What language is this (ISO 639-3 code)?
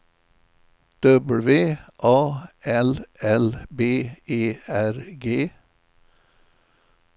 swe